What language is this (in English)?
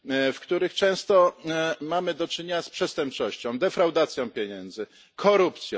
Polish